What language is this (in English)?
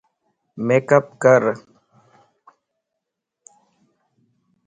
Lasi